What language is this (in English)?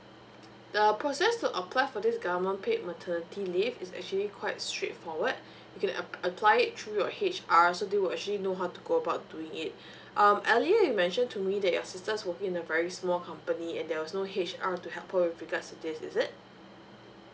English